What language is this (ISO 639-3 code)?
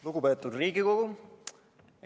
est